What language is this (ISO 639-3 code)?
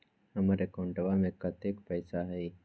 mag